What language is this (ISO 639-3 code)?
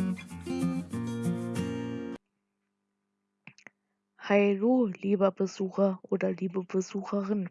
deu